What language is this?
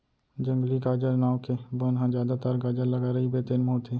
Chhattisgarhi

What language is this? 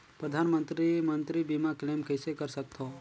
Chhattisgarhi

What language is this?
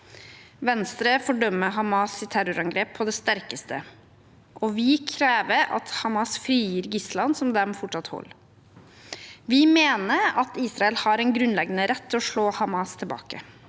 Norwegian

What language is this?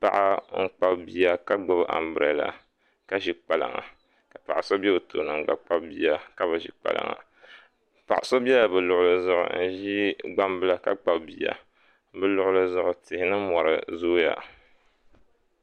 Dagbani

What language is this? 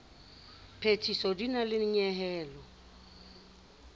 Southern Sotho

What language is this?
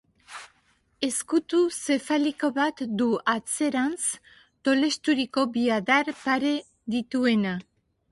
Basque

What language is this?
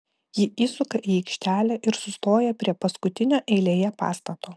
Lithuanian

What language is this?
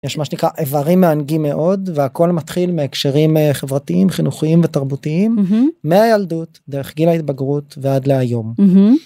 Hebrew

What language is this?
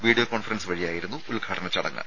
Malayalam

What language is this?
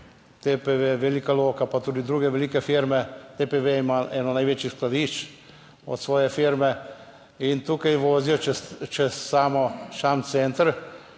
Slovenian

